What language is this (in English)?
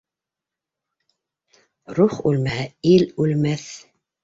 Bashkir